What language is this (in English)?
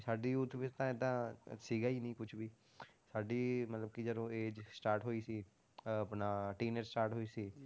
Punjabi